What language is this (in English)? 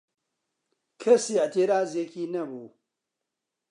Central Kurdish